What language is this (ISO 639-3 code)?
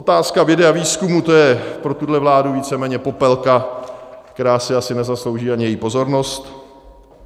ces